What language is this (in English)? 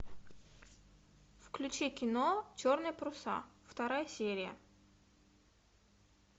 Russian